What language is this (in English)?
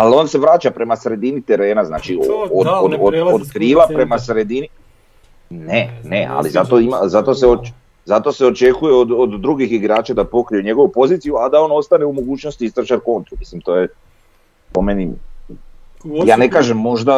Croatian